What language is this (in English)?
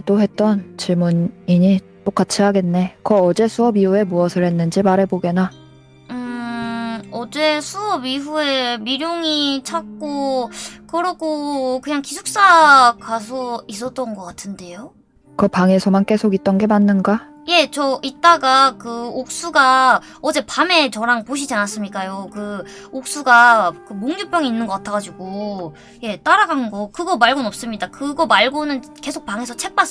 Korean